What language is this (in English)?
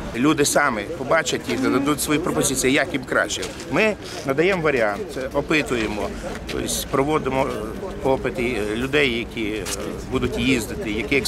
Ukrainian